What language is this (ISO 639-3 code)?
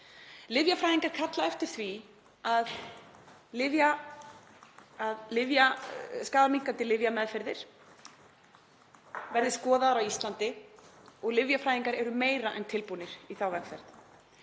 isl